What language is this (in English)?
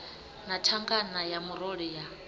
Venda